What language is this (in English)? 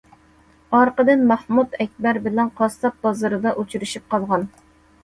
Uyghur